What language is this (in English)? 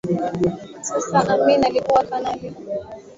Swahili